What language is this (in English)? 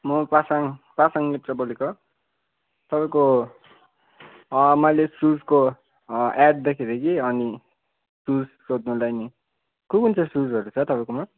Nepali